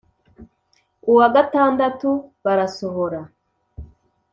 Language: Kinyarwanda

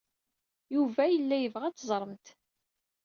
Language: Kabyle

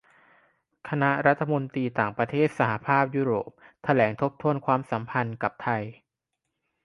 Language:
Thai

